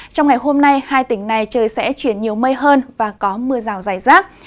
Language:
Vietnamese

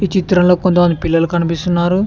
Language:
Telugu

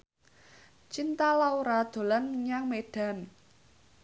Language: Javanese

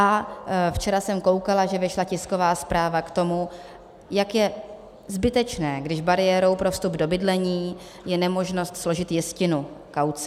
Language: Czech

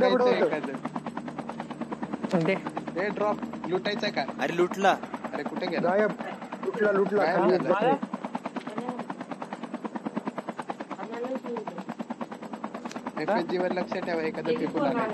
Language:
Marathi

